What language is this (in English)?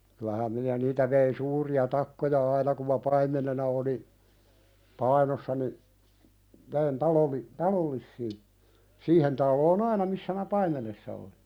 Finnish